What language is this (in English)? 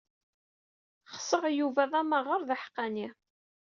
Kabyle